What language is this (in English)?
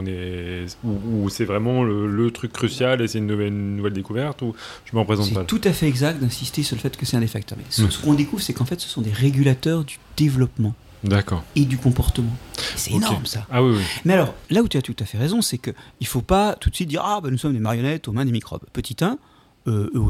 French